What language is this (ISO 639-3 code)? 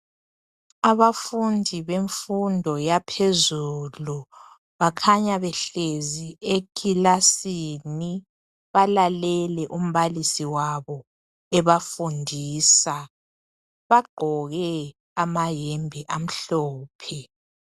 nde